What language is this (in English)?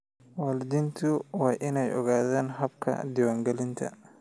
Somali